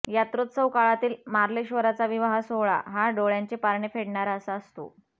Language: Marathi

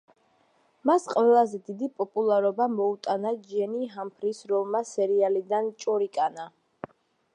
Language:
Georgian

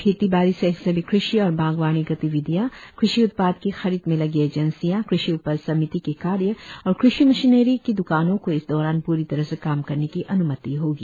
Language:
Hindi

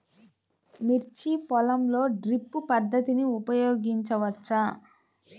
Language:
Telugu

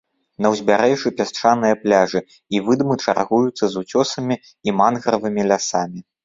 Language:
Belarusian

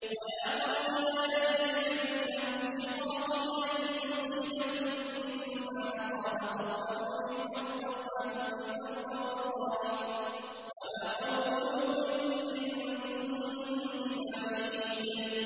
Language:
Arabic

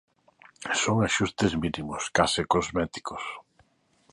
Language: Galician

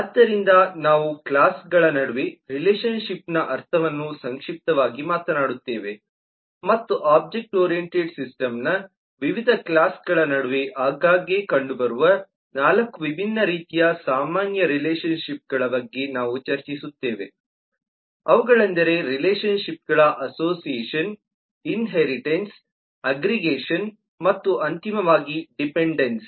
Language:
Kannada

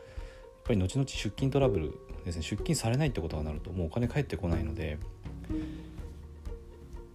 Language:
Japanese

